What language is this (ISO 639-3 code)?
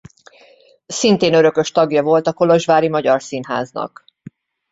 hun